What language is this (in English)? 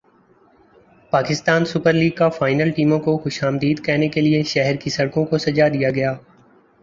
Urdu